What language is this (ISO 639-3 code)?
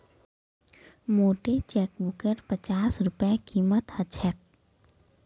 mag